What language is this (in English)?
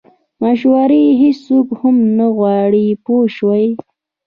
Pashto